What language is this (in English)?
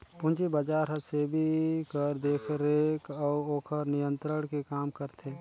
Chhattisgarhi